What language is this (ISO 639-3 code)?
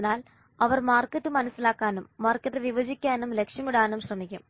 mal